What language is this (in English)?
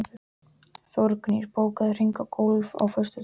Icelandic